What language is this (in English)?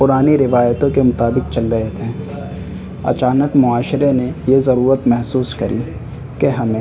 Urdu